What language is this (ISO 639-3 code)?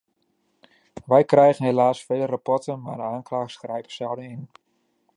nld